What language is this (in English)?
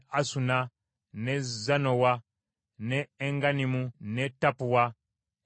Ganda